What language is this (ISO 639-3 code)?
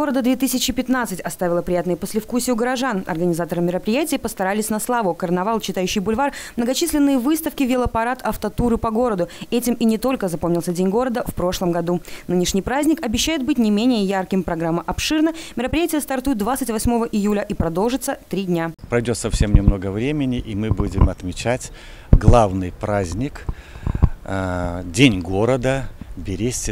rus